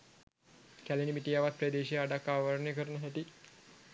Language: Sinhala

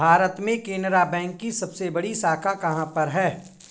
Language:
Hindi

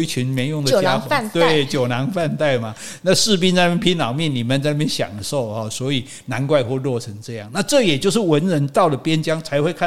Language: Chinese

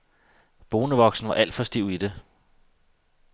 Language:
Danish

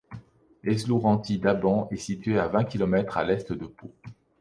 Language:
French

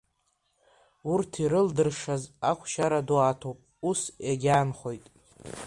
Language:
Abkhazian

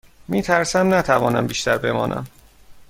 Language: Persian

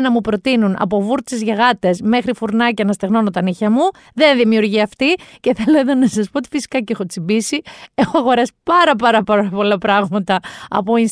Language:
Greek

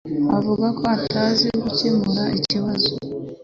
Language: Kinyarwanda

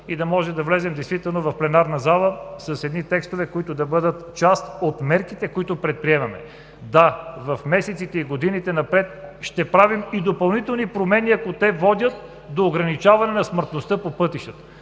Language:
Bulgarian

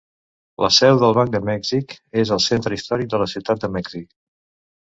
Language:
Catalan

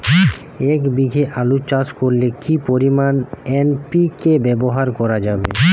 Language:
Bangla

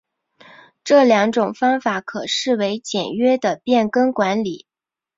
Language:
Chinese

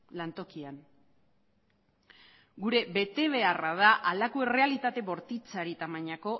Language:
Basque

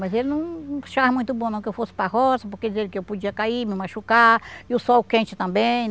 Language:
Portuguese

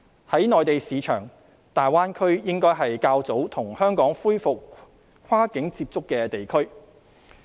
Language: Cantonese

